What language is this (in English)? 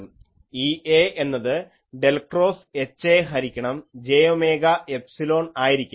Malayalam